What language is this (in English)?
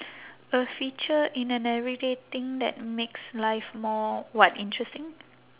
English